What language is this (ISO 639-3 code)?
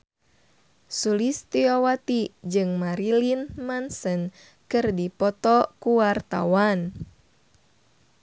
sun